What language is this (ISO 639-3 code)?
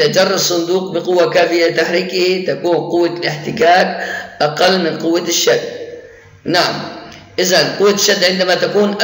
ara